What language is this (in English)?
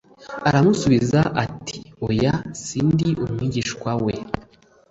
Kinyarwanda